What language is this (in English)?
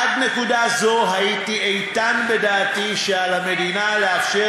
Hebrew